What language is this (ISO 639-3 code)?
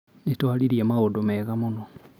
kik